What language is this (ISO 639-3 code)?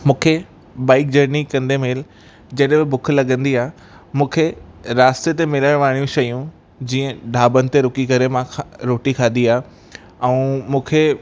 snd